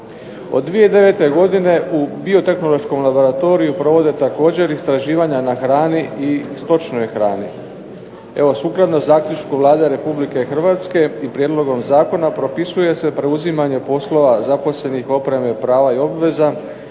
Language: Croatian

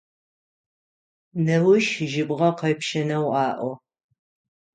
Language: Adyghe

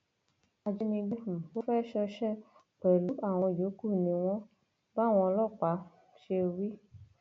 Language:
Yoruba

